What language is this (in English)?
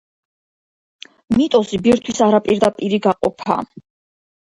Georgian